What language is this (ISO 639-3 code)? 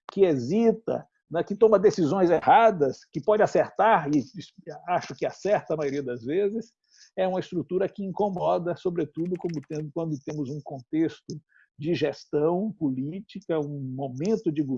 por